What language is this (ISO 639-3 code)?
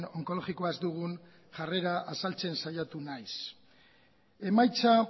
eus